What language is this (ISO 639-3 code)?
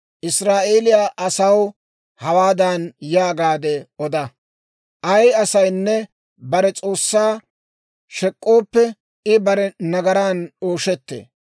dwr